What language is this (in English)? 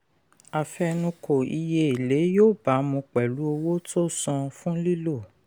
Yoruba